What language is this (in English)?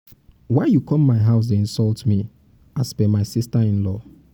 Nigerian Pidgin